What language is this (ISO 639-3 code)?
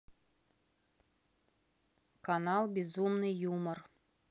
rus